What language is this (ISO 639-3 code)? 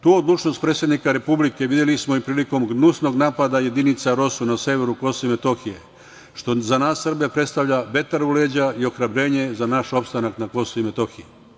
srp